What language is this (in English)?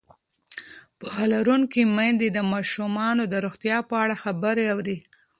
Pashto